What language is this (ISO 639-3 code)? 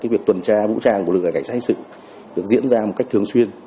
vie